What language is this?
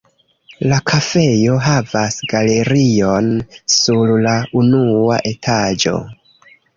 Esperanto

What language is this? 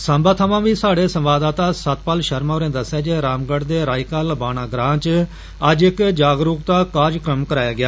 Dogri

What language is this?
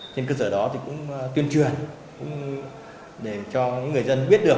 Vietnamese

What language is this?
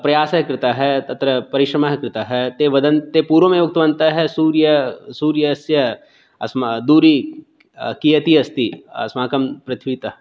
Sanskrit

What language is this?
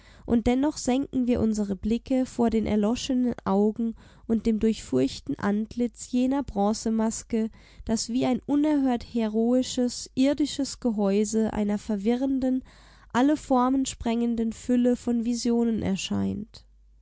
German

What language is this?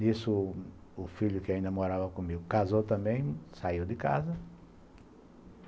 Portuguese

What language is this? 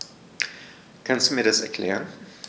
German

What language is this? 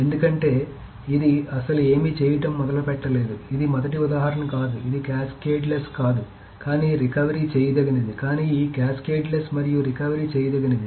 Telugu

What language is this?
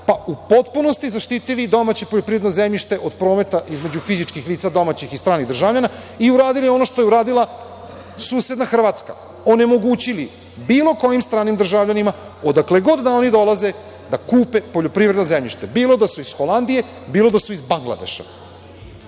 Serbian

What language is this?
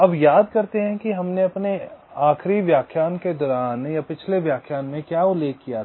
Hindi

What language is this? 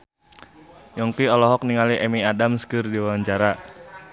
Sundanese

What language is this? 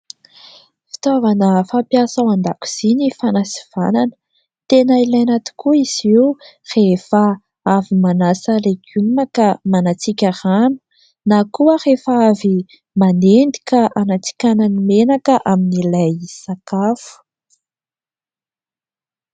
Malagasy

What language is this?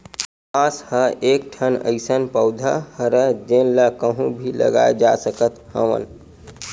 Chhattisgarhi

